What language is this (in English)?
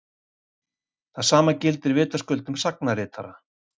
Icelandic